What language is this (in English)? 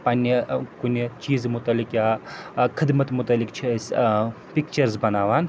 Kashmiri